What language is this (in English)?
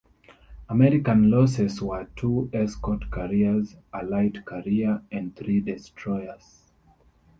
English